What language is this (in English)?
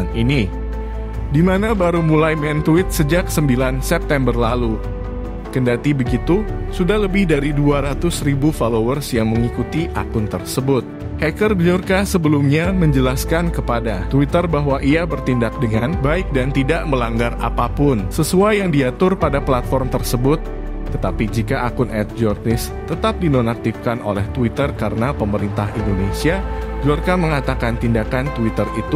Indonesian